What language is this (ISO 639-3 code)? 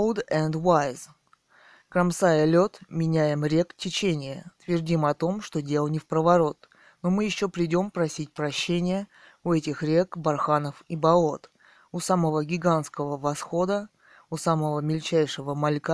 rus